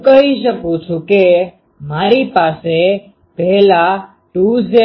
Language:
Gujarati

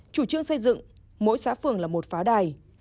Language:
Vietnamese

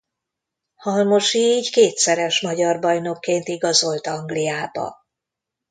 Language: Hungarian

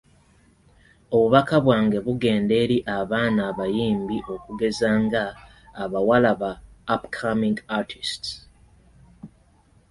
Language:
Ganda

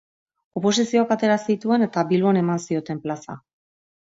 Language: Basque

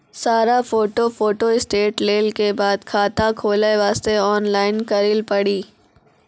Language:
Maithili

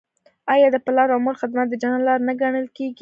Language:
Pashto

